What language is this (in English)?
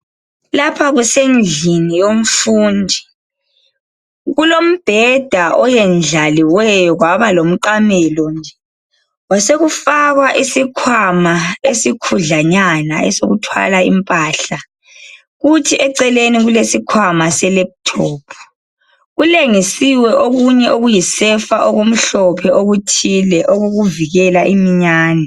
North Ndebele